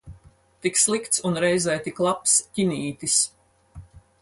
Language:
Latvian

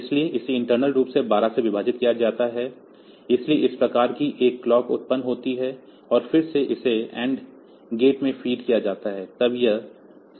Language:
Hindi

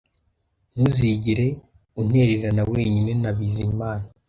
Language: Kinyarwanda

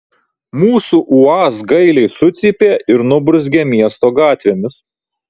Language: Lithuanian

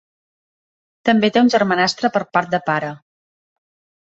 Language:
Catalan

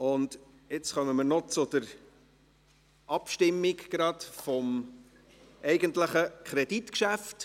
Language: Swiss German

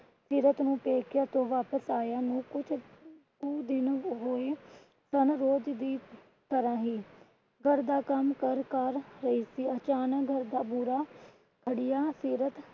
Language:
Punjabi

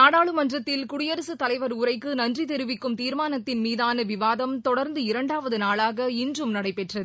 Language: Tamil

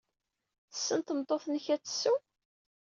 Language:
Kabyle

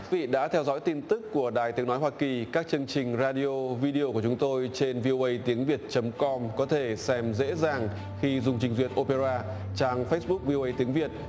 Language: Vietnamese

